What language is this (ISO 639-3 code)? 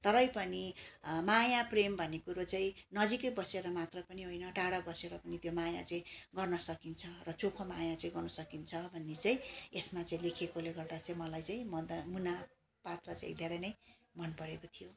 nep